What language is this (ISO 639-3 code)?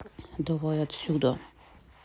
rus